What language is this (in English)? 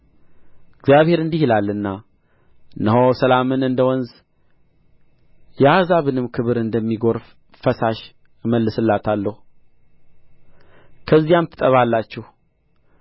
Amharic